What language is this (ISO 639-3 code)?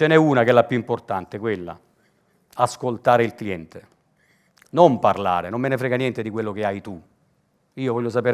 ita